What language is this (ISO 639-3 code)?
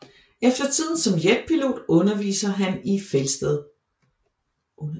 dan